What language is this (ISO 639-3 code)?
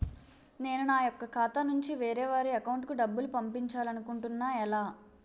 tel